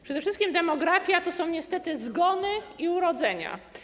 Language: Polish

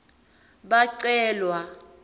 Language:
Swati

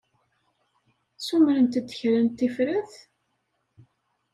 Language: Kabyle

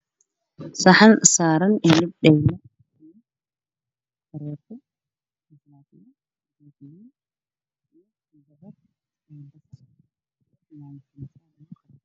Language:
Somali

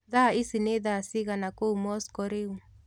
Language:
Kikuyu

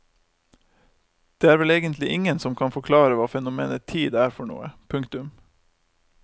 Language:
Norwegian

